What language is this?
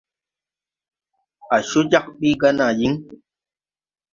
Tupuri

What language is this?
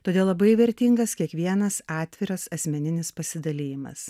Lithuanian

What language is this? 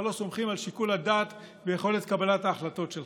Hebrew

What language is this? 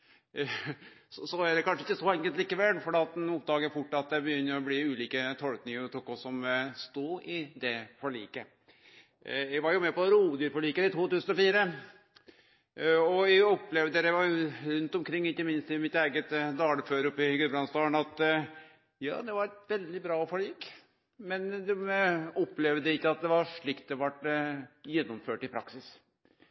Norwegian Nynorsk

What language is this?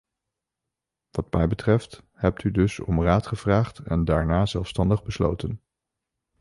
Dutch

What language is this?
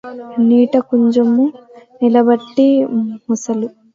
Telugu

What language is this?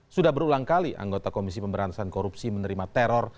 Indonesian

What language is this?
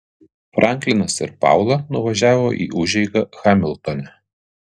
Lithuanian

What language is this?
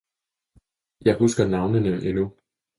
Danish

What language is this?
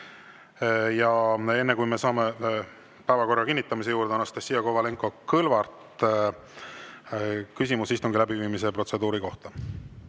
Estonian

